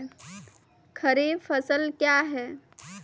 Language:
Maithili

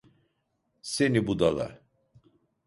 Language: Turkish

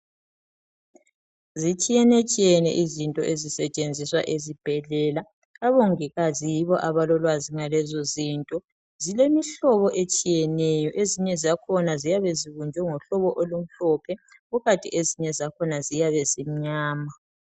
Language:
North Ndebele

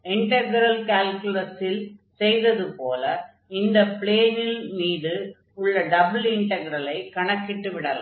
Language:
Tamil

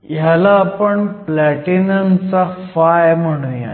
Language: Marathi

